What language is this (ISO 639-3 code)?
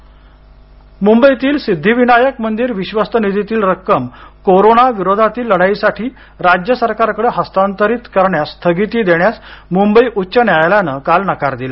mar